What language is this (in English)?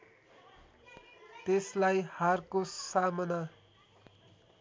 Nepali